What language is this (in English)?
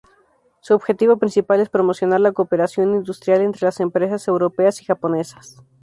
Spanish